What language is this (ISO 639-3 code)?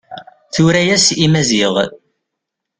kab